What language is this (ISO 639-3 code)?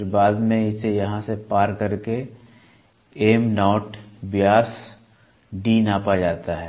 hin